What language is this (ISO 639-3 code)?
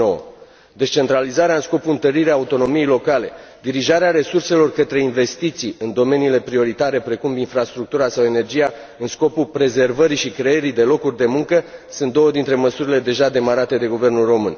ron